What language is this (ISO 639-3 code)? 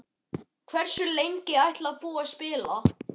isl